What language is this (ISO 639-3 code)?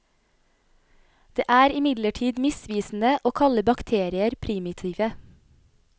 nor